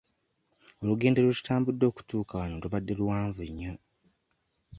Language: Ganda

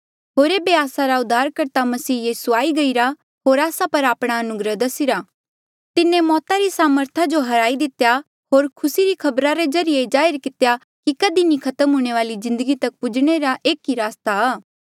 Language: Mandeali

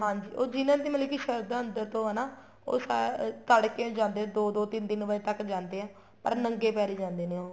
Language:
Punjabi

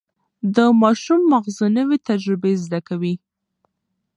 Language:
Pashto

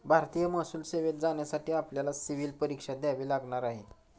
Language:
Marathi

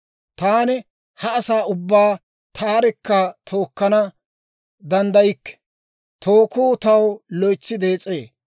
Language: Dawro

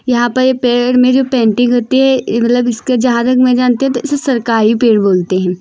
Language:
Hindi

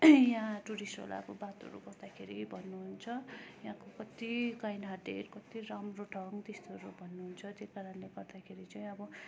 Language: Nepali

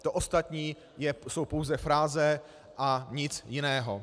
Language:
Czech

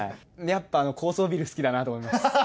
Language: Japanese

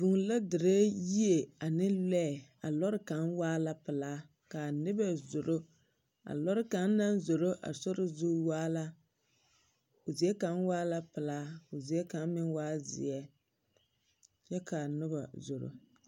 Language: Southern Dagaare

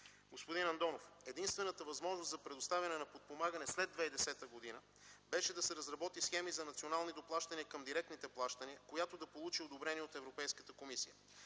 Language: Bulgarian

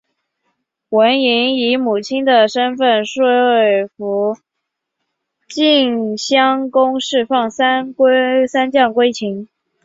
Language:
Chinese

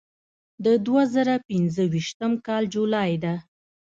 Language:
Pashto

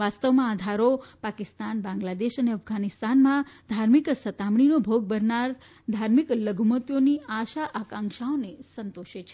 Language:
Gujarati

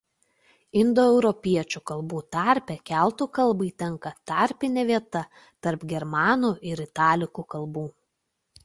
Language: Lithuanian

